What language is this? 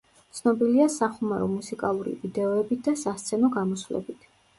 Georgian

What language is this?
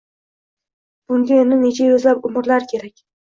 Uzbek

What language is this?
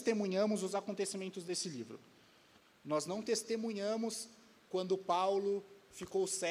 Portuguese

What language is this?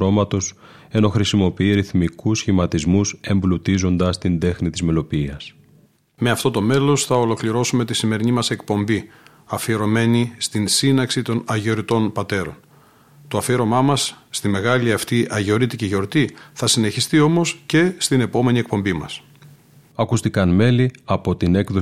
Greek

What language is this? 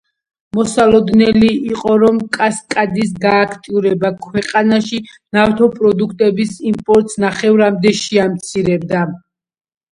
Georgian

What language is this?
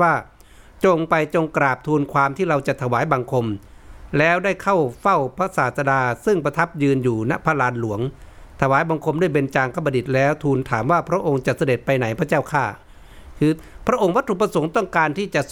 Thai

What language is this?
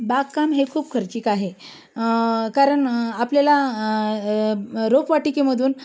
Marathi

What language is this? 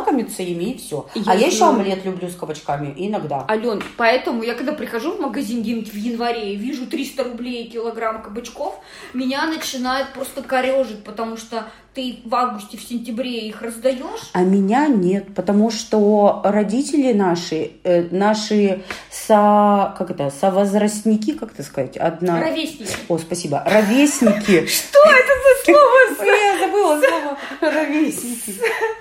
Russian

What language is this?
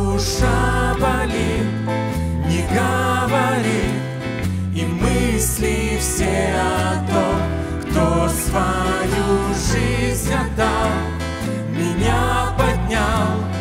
Russian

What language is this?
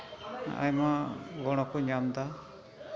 Santali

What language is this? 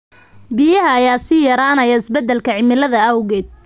Somali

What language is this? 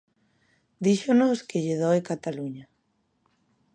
Galician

